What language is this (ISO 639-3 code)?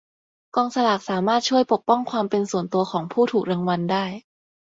tha